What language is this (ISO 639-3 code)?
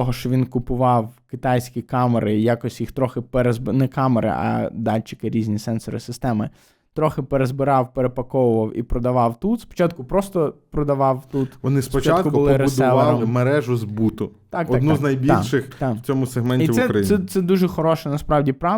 ukr